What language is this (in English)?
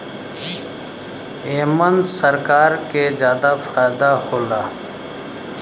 Bhojpuri